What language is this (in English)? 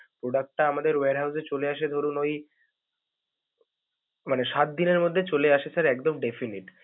Bangla